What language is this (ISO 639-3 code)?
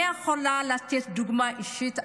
heb